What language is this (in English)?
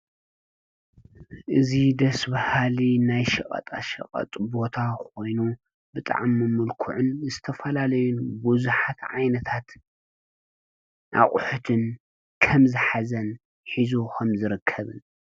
Tigrinya